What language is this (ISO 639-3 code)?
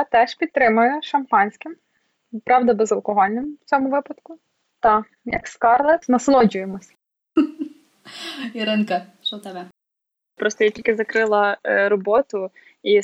ukr